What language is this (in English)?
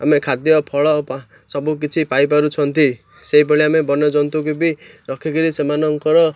Odia